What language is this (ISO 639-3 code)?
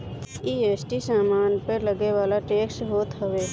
bho